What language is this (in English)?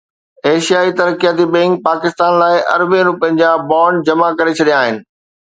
Sindhi